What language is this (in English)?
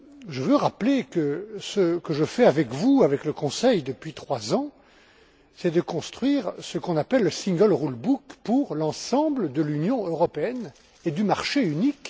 French